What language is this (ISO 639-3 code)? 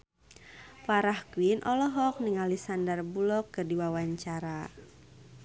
sun